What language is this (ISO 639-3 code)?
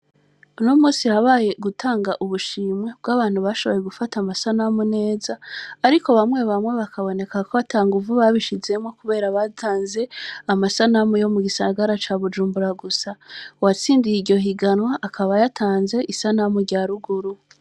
run